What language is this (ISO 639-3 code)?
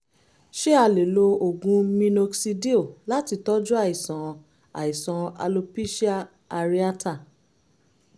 yor